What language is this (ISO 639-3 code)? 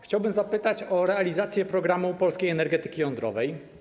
pol